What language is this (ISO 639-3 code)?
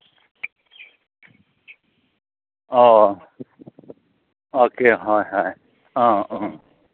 mni